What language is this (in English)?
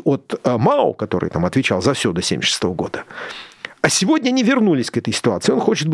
Russian